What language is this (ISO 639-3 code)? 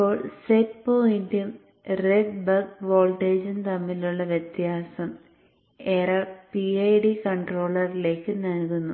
mal